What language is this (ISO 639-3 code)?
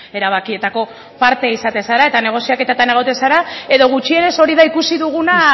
eus